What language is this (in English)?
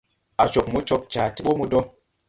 Tupuri